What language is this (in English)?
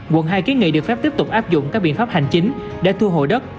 Vietnamese